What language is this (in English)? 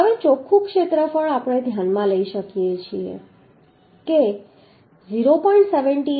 Gujarati